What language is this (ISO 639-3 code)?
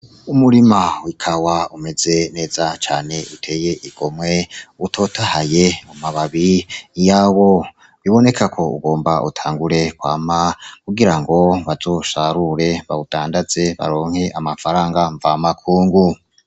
run